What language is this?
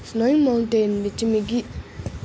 Dogri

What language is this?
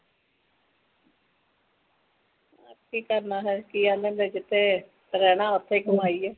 Punjabi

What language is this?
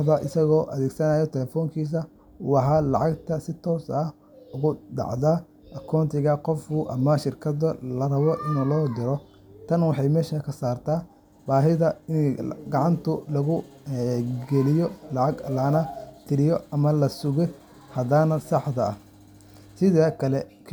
Somali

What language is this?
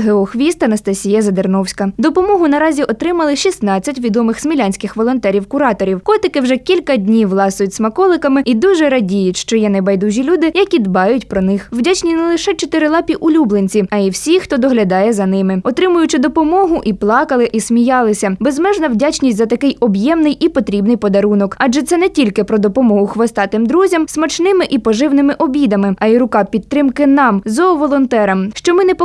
Ukrainian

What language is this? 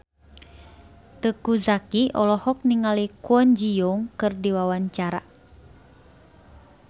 Sundanese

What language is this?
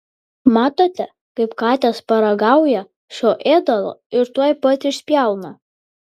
Lithuanian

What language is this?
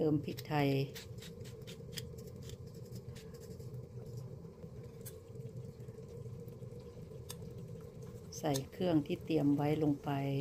Thai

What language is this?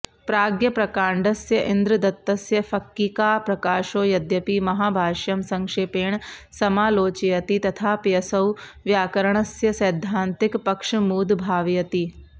Sanskrit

